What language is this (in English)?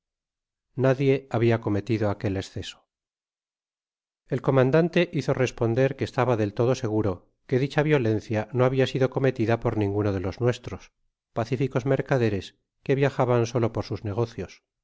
Spanish